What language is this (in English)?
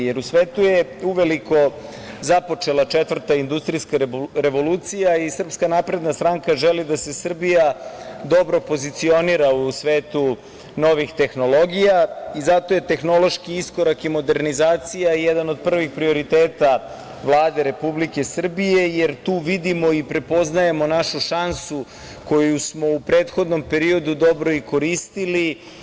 Serbian